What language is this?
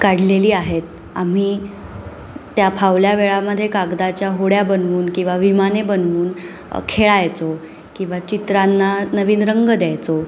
Marathi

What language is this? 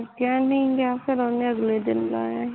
Punjabi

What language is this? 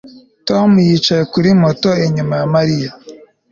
Kinyarwanda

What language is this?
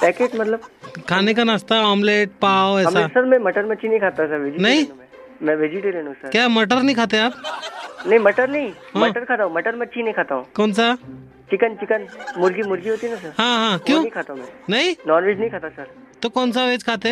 Hindi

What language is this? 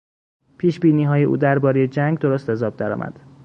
Persian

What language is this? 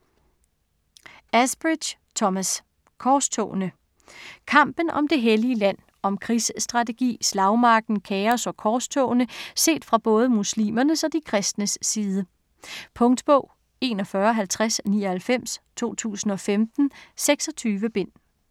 Danish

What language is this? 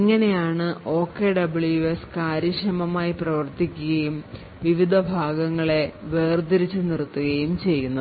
Malayalam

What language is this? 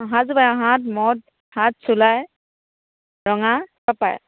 Assamese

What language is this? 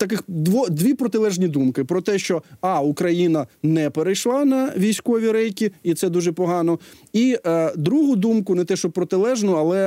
Ukrainian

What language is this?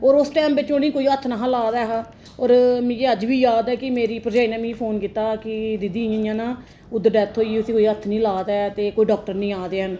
Dogri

